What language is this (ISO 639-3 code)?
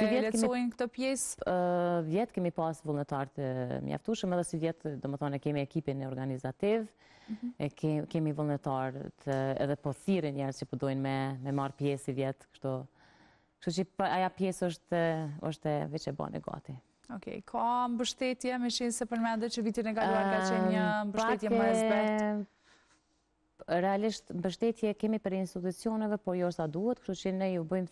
ron